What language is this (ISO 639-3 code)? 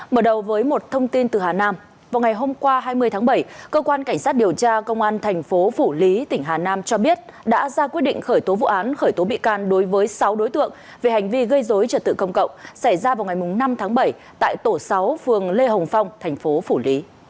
vie